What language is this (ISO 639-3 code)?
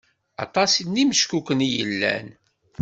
kab